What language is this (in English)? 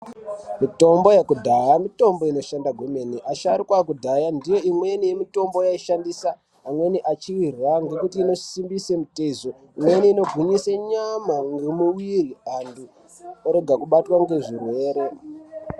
Ndau